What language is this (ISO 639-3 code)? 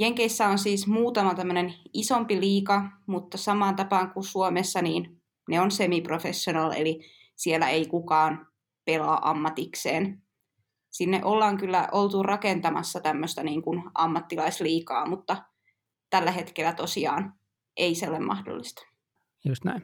fin